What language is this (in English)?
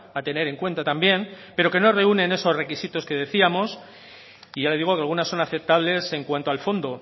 Spanish